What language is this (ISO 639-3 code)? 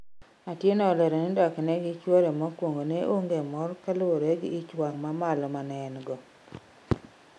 luo